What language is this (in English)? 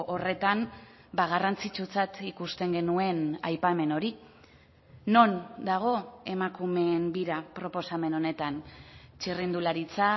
Basque